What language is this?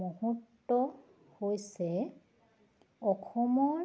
Assamese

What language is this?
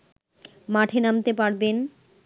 Bangla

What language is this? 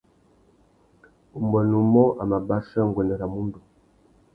Tuki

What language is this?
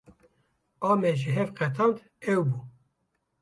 Kurdish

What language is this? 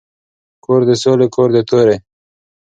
Pashto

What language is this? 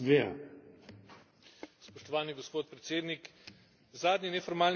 Slovenian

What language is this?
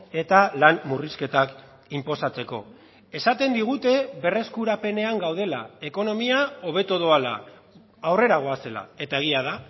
Basque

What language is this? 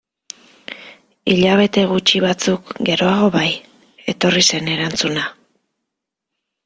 Basque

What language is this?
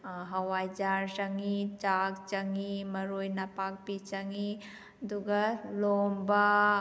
Manipuri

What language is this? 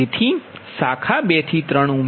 Gujarati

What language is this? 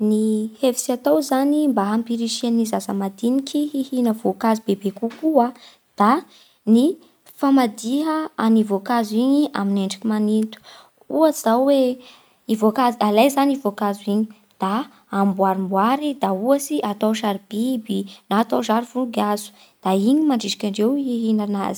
Bara Malagasy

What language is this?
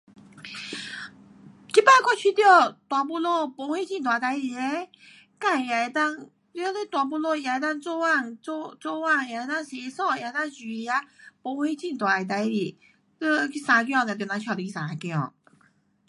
Pu-Xian Chinese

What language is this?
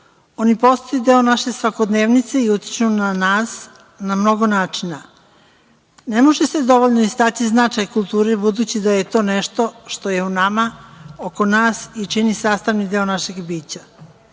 Serbian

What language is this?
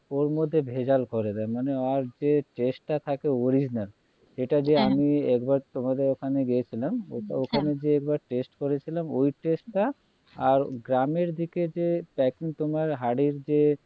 Bangla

